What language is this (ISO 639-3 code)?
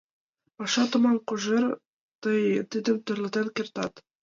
chm